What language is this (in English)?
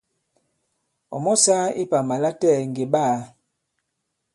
Bankon